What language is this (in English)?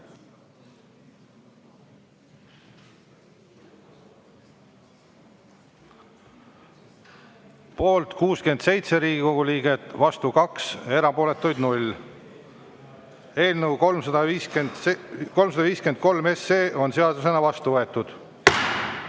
Estonian